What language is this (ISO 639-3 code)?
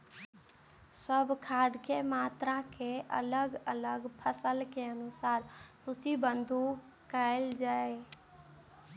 mai